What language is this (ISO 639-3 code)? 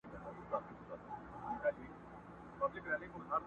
pus